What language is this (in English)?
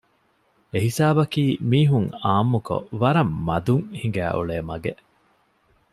Divehi